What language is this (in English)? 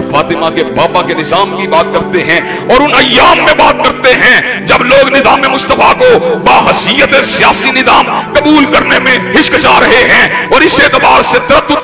Hindi